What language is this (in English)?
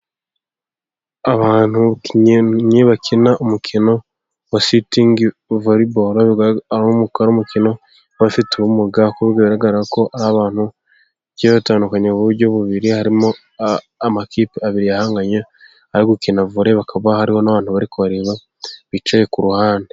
Kinyarwanda